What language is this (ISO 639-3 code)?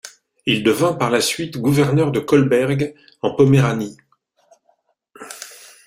fra